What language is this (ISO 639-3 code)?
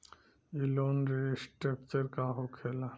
bho